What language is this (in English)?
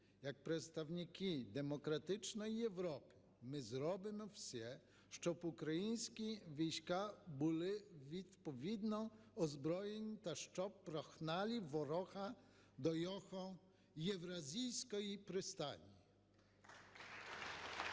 Ukrainian